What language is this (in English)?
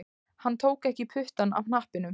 Icelandic